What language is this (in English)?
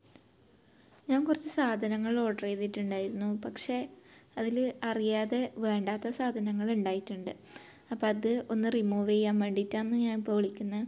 Malayalam